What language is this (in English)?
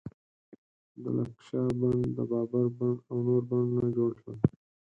Pashto